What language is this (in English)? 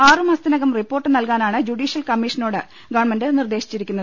Malayalam